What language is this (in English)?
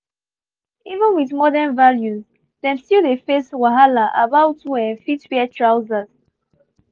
Nigerian Pidgin